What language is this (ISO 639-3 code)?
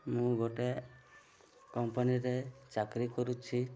ori